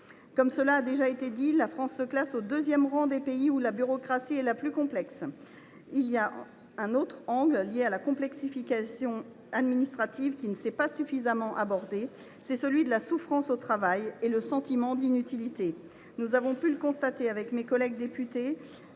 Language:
French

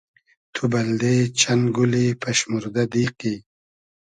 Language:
Hazaragi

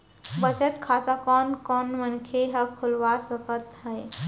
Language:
Chhattisgarhi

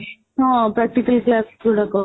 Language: Odia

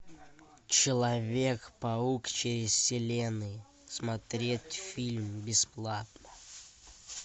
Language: Russian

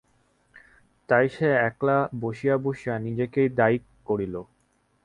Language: Bangla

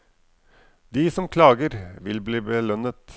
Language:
Norwegian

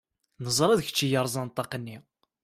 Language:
Kabyle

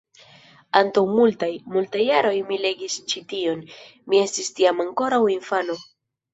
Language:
Esperanto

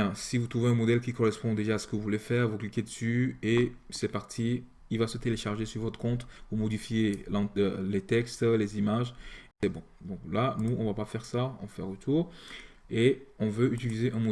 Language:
French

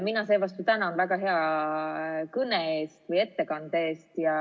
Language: Estonian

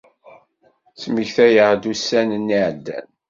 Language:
Kabyle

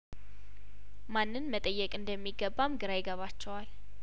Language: Amharic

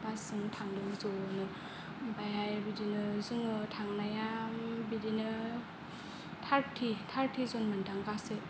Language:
Bodo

